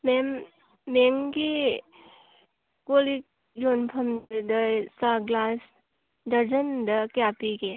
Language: Manipuri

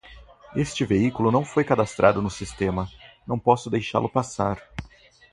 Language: Portuguese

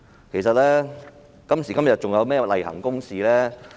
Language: Cantonese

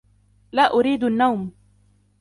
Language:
Arabic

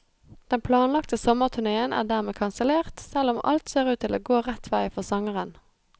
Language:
Norwegian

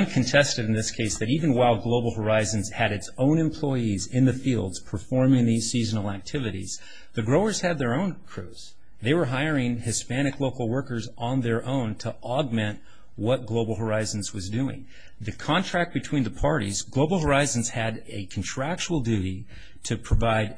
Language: English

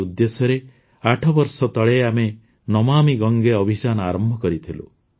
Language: Odia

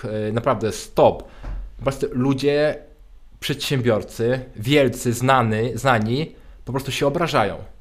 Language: Polish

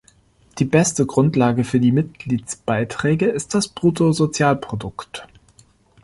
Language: German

